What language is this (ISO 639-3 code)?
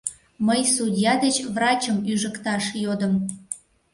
chm